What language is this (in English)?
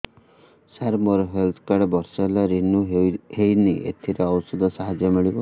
Odia